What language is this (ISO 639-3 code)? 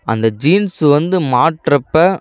tam